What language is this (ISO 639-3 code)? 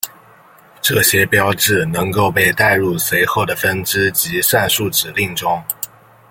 zho